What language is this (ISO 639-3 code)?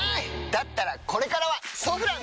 jpn